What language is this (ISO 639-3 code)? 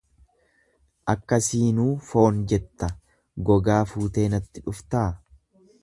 orm